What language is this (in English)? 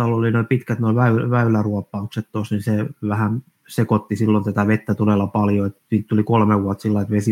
Finnish